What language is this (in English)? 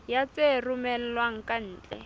Southern Sotho